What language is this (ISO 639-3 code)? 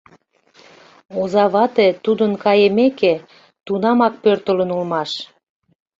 chm